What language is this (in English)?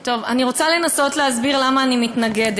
Hebrew